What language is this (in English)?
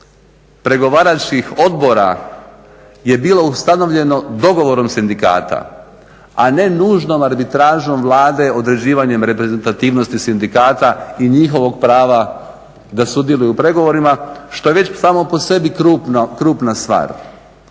Croatian